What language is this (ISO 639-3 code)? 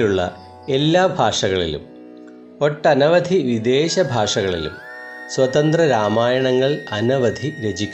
mal